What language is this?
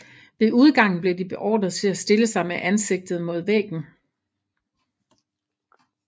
Danish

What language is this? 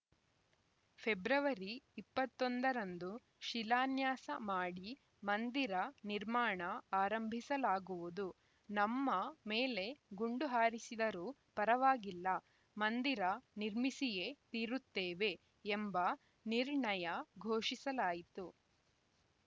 Kannada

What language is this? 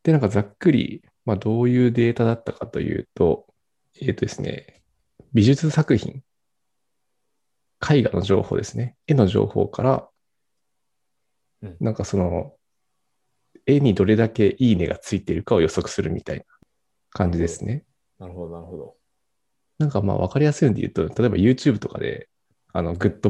Japanese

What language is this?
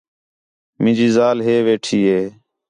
Khetrani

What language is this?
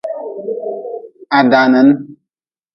Nawdm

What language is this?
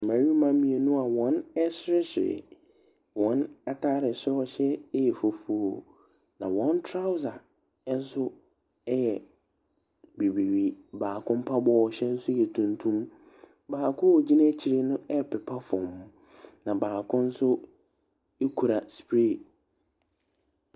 Akan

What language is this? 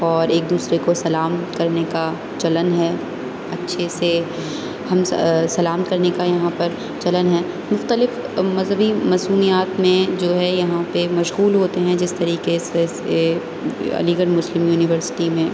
Urdu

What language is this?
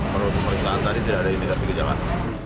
Indonesian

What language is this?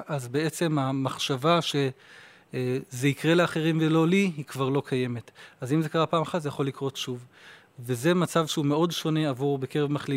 Hebrew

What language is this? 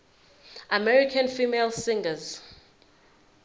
Zulu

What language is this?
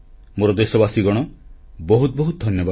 Odia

